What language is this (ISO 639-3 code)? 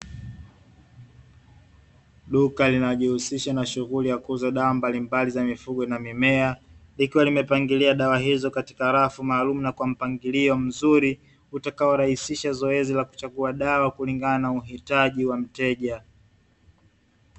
swa